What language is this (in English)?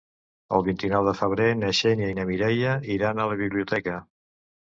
Catalan